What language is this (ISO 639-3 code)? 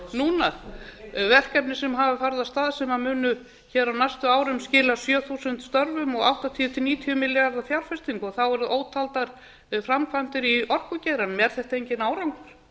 isl